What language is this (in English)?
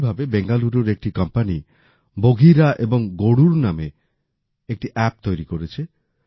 Bangla